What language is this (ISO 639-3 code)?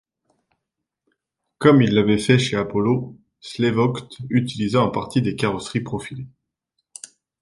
fra